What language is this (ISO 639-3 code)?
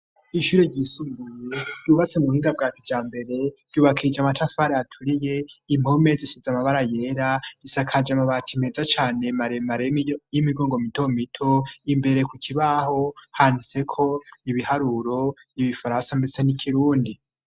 run